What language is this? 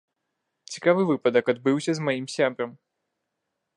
Belarusian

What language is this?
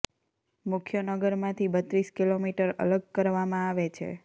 Gujarati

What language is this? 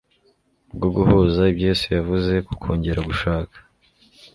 Kinyarwanda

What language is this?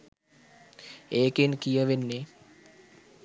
Sinhala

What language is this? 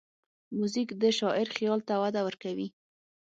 Pashto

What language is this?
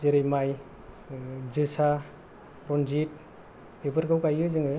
Bodo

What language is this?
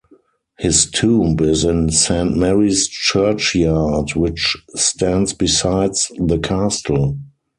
English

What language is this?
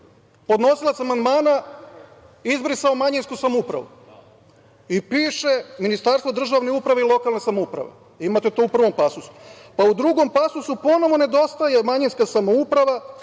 Serbian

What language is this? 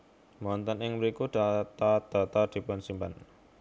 Javanese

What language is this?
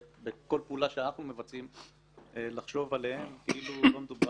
Hebrew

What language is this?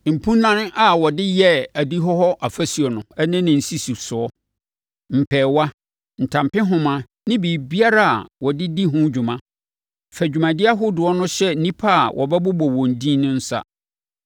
Akan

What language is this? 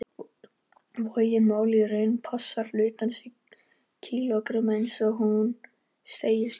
Icelandic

